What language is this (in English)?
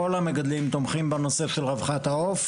Hebrew